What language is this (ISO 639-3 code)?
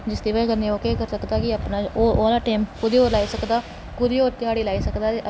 doi